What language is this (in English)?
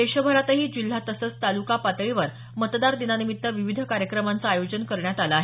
Marathi